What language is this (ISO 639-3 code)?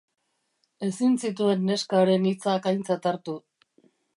eus